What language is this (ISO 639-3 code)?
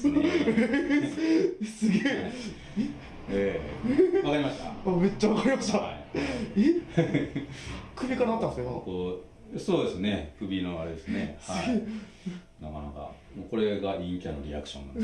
jpn